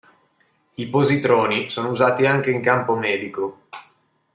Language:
Italian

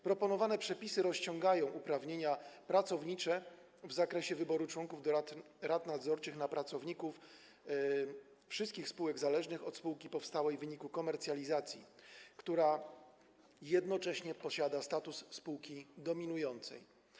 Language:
Polish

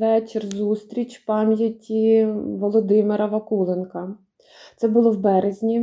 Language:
Ukrainian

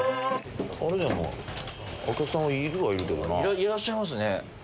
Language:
Japanese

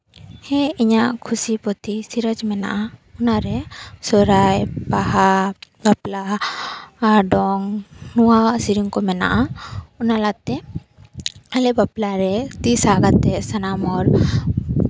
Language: Santali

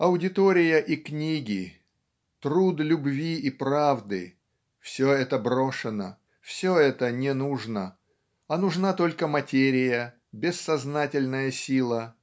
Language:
Russian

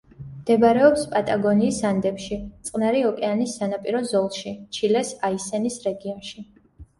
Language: Georgian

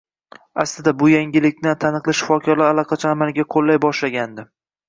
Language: Uzbek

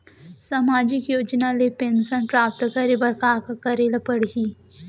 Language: Chhattisgarhi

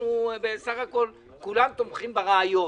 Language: Hebrew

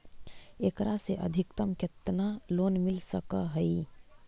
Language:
Magahi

